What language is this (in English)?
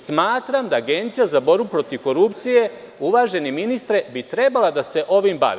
Serbian